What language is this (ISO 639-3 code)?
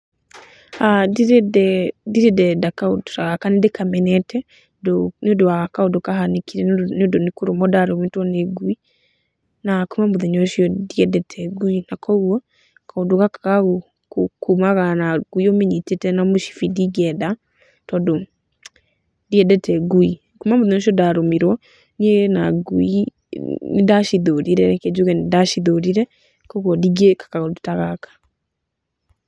kik